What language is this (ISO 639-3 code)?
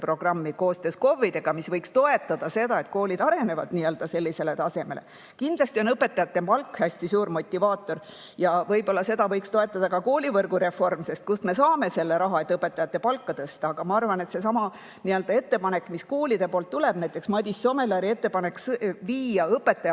est